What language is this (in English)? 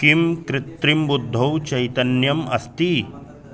Sanskrit